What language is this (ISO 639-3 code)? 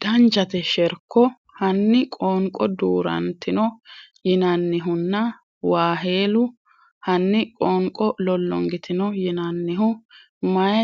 sid